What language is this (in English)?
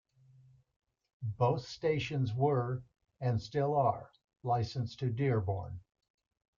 English